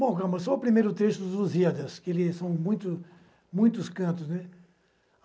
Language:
Portuguese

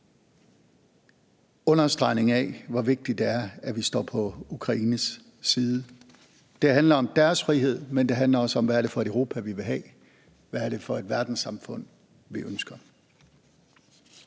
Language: Danish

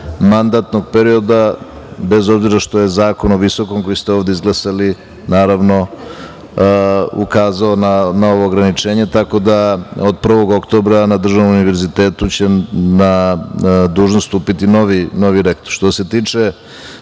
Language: Serbian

